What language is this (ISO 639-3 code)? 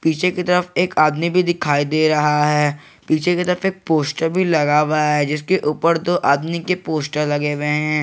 hin